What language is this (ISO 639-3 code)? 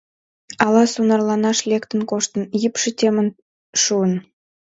chm